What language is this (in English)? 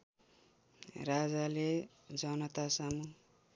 Nepali